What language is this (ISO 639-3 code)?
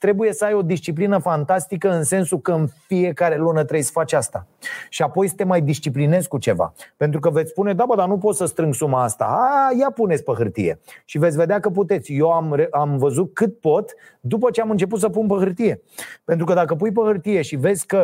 ron